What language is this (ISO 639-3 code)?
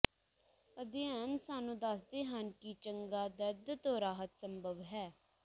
pan